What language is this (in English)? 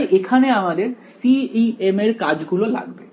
Bangla